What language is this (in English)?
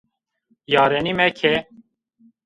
Zaza